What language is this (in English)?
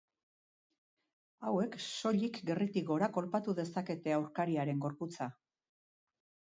Basque